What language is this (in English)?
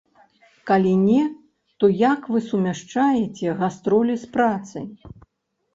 Belarusian